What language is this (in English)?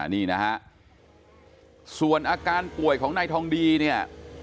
Thai